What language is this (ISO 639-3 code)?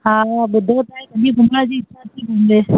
snd